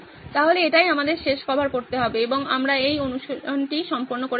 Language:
Bangla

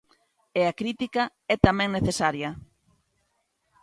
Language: Galician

